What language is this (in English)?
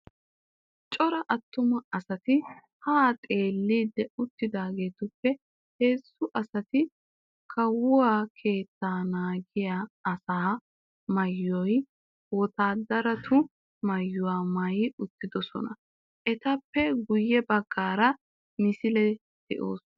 Wolaytta